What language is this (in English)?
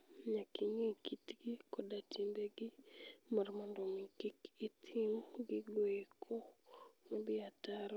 Luo (Kenya and Tanzania)